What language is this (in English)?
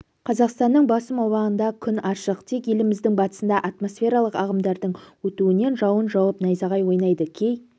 Kazakh